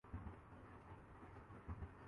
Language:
Urdu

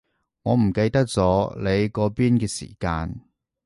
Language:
Cantonese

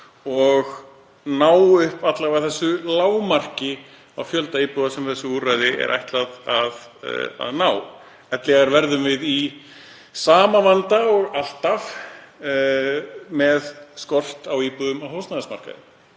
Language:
Icelandic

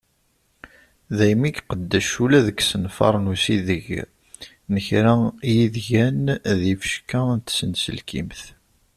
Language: Kabyle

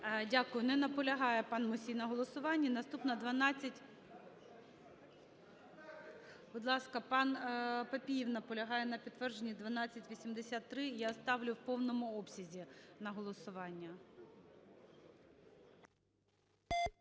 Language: Ukrainian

